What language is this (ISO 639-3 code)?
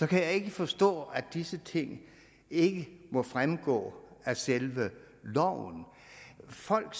dan